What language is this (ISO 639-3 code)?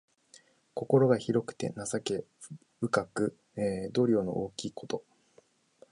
jpn